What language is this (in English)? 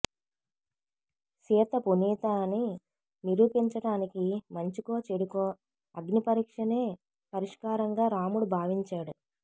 Telugu